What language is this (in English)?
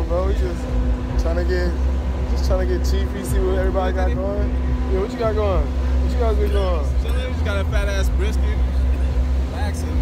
English